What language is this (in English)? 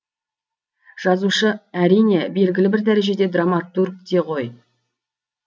Kazakh